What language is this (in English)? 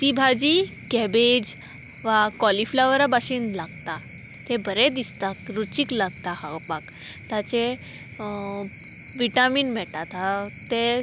Konkani